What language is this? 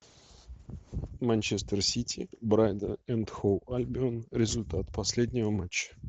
Russian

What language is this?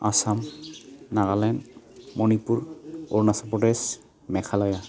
Bodo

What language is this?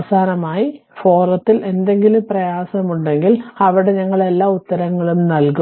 Malayalam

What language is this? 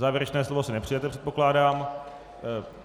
Czech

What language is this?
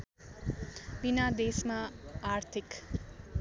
Nepali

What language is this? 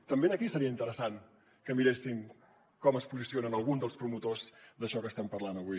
Catalan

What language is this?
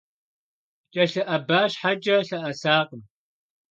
Kabardian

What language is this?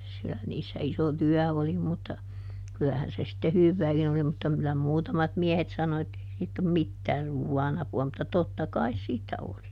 Finnish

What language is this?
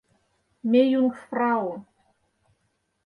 Mari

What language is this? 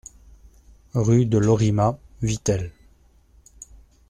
French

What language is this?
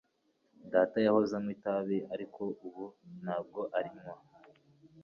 Kinyarwanda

